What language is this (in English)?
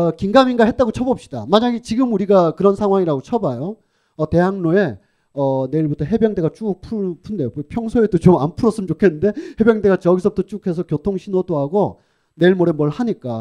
Korean